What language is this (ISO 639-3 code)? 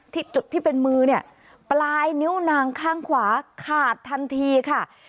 tha